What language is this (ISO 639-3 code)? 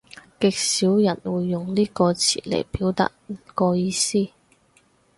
yue